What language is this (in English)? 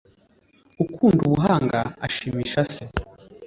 Kinyarwanda